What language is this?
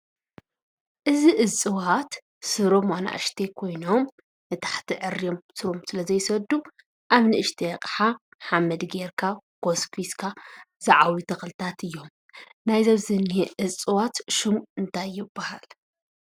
Tigrinya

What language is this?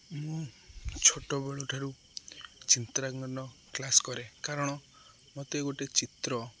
Odia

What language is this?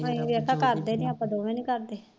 Punjabi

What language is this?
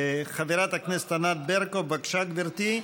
Hebrew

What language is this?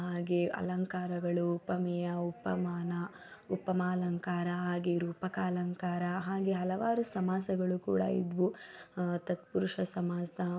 Kannada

